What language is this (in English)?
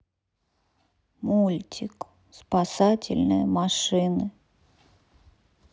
Russian